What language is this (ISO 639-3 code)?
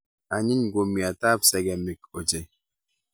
kln